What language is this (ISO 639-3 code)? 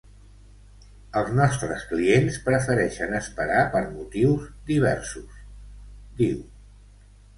cat